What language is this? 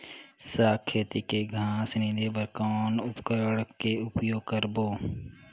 Chhattisgarhi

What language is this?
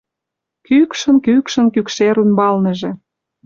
Mari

